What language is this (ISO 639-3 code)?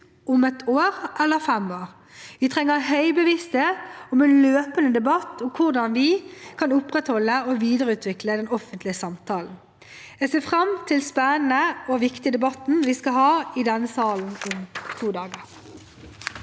nor